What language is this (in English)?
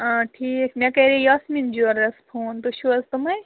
Kashmiri